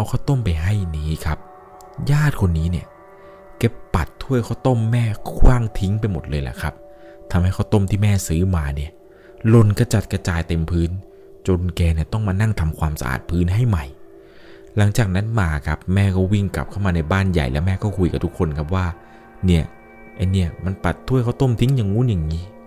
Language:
Thai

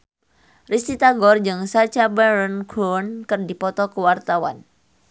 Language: Sundanese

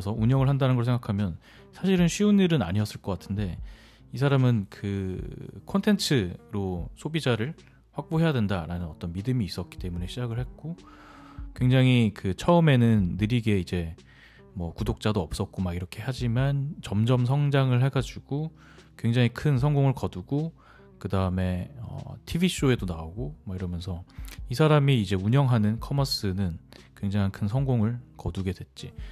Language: Korean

